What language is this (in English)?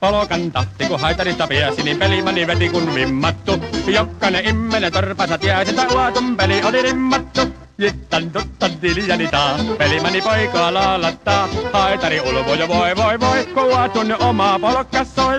Finnish